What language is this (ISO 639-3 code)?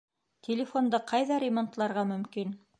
bak